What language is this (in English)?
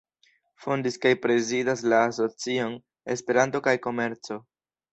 Esperanto